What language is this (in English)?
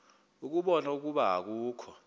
Xhosa